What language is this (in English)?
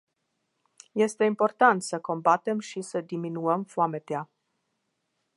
Romanian